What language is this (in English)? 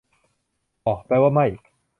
Thai